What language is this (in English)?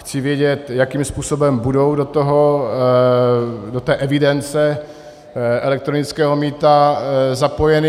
Czech